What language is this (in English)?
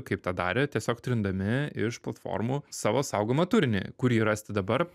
Lithuanian